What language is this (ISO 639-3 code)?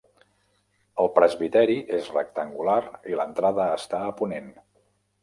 cat